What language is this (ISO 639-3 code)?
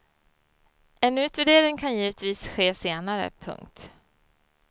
swe